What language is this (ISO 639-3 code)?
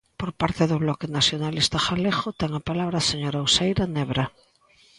glg